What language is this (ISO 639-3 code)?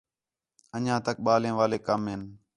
xhe